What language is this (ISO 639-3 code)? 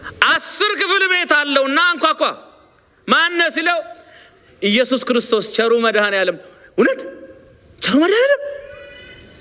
amh